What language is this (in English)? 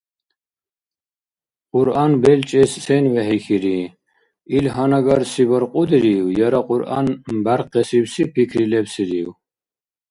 Dargwa